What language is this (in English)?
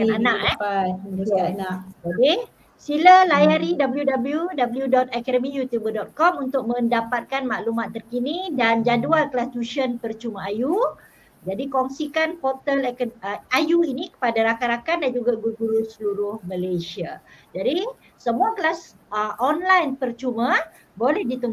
Malay